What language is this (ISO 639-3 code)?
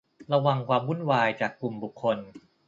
tha